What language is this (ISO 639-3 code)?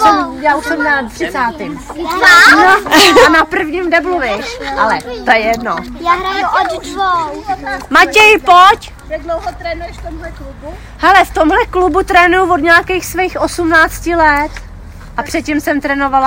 ces